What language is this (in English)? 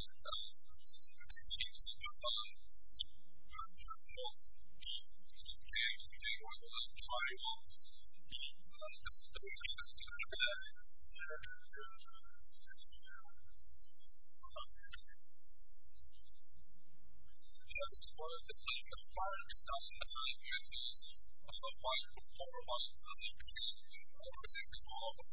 English